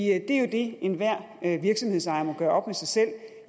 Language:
Danish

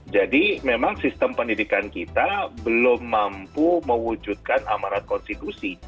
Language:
Indonesian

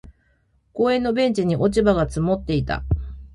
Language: Japanese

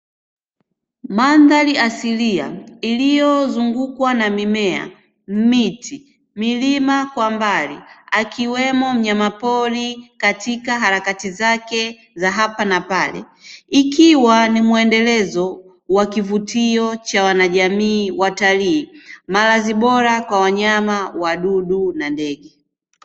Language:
Swahili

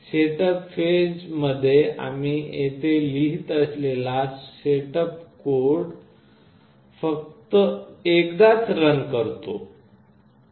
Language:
Marathi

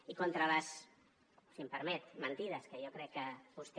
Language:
Catalan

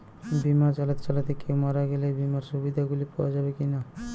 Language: Bangla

